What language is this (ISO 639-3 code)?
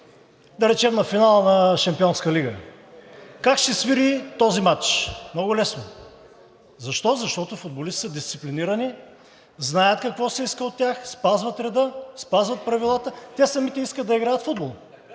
bul